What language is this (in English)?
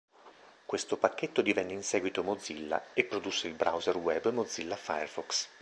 Italian